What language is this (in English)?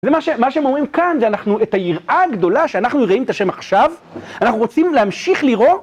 Hebrew